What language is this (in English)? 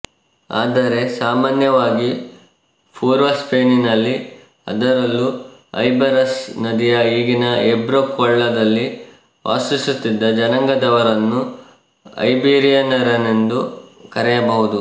Kannada